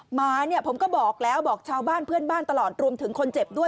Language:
Thai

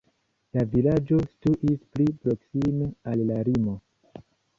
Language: Esperanto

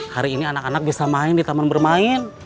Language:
Indonesian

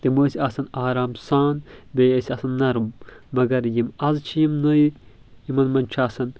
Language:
Kashmiri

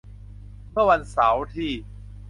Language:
Thai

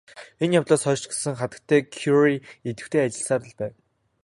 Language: Mongolian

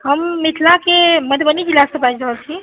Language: Maithili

